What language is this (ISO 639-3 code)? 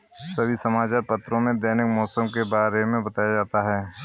hin